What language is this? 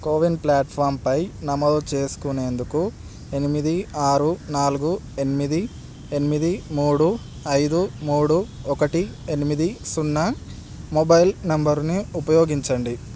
Telugu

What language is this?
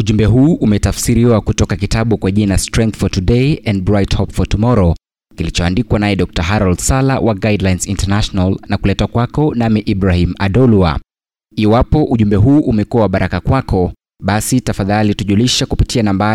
Swahili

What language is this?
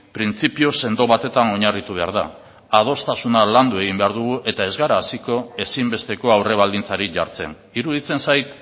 Basque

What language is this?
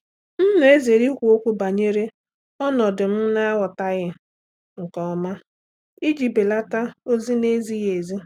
Igbo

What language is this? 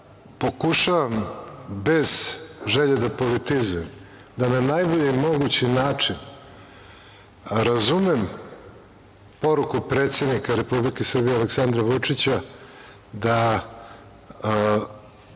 Serbian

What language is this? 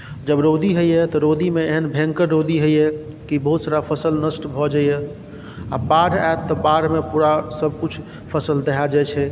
Maithili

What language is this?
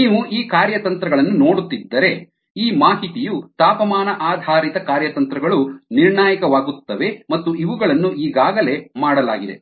Kannada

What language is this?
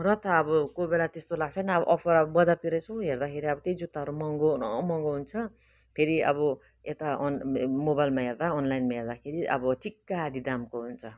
Nepali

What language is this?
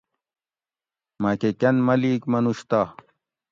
Gawri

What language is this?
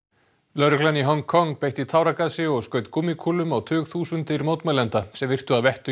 Icelandic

